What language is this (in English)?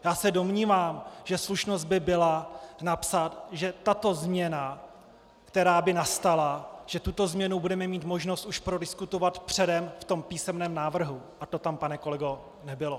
Czech